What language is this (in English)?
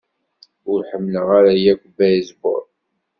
Kabyle